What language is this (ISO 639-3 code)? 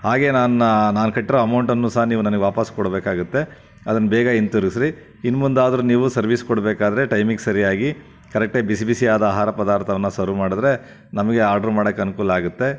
kan